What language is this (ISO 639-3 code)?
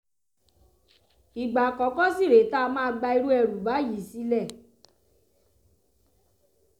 yor